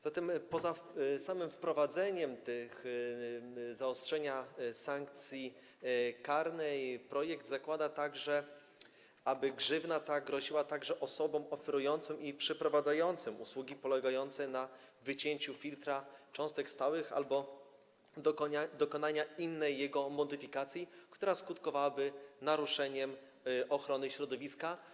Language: Polish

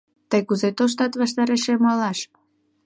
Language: Mari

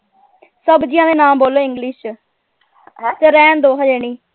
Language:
Punjabi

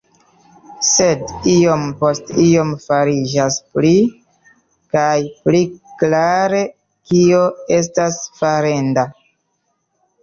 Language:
Esperanto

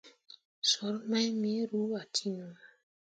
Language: Mundang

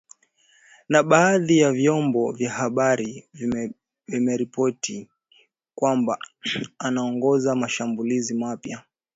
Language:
Swahili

